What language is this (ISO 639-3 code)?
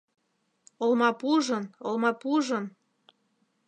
chm